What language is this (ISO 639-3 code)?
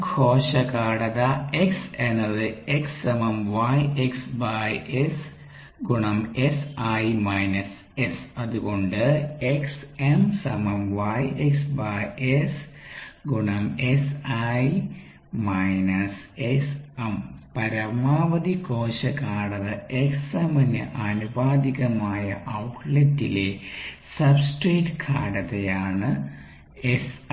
mal